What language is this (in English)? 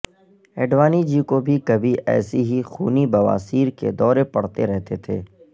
Urdu